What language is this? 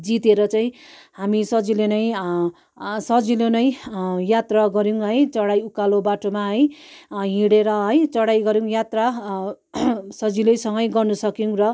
Nepali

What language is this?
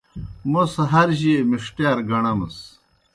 Kohistani Shina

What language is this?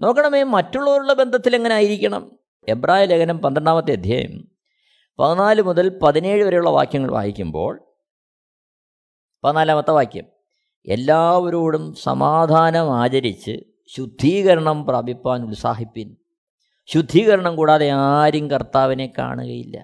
Malayalam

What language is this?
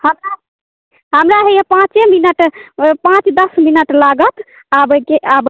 Maithili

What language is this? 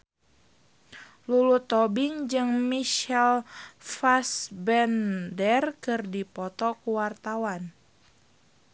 Sundanese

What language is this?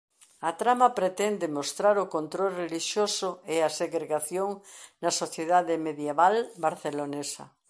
Galician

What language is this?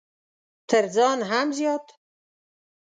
Pashto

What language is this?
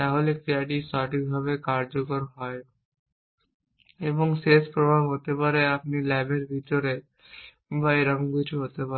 Bangla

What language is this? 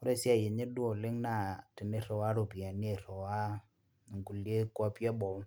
Masai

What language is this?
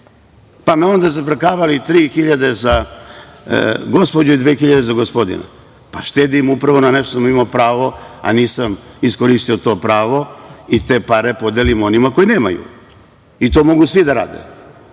Serbian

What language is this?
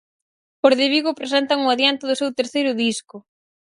Galician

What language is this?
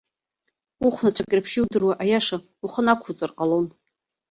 Abkhazian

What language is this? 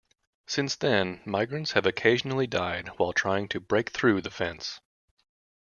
English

